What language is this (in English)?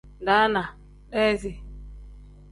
Tem